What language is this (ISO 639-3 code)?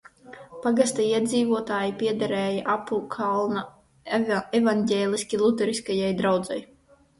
lav